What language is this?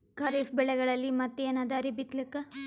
Kannada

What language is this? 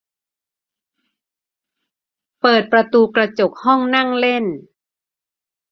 Thai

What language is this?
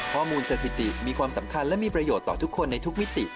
Thai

